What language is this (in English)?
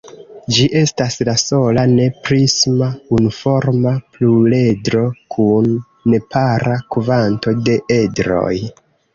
Esperanto